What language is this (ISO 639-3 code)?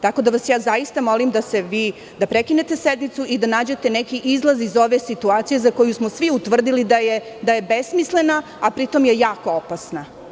srp